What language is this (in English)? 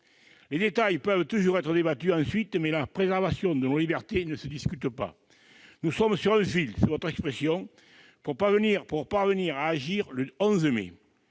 French